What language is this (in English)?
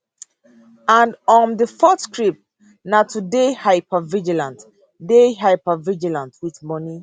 Nigerian Pidgin